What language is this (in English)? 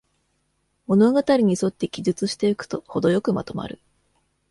Japanese